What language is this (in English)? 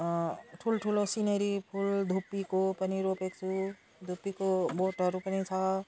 Nepali